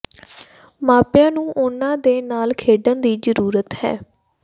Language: Punjabi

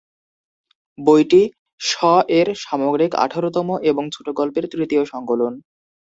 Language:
Bangla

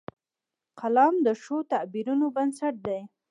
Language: Pashto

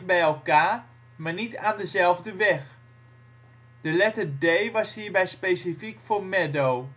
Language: Dutch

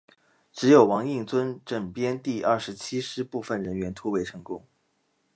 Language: Chinese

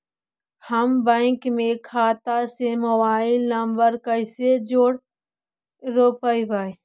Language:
Magahi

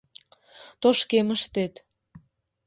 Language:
Mari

